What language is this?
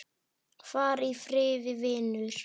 Icelandic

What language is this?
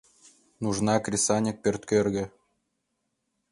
Mari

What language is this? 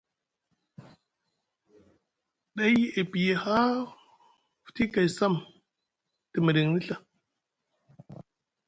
Musgu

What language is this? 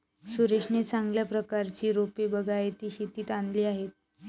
Marathi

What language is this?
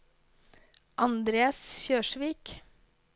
Norwegian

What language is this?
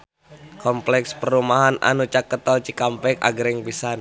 Sundanese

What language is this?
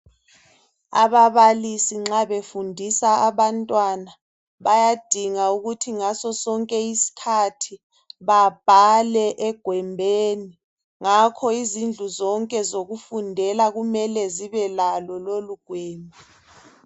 North Ndebele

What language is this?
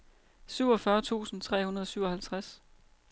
Danish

